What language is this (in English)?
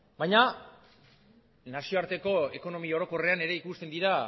Basque